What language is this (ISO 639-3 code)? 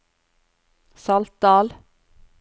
nor